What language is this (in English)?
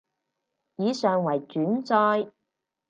Cantonese